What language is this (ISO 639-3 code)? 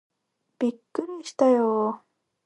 jpn